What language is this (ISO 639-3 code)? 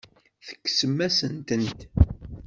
kab